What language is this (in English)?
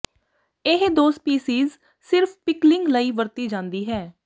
Punjabi